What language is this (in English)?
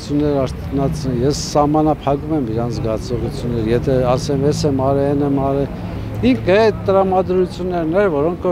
Turkish